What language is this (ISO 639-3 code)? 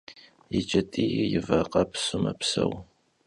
kbd